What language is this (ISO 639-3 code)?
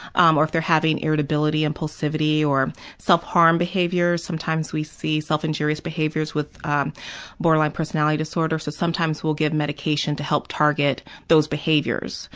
eng